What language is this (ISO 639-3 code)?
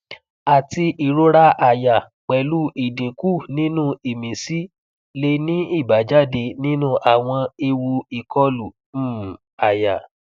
yor